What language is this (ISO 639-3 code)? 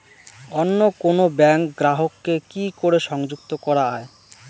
ben